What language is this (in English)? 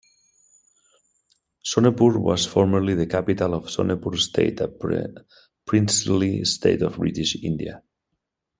English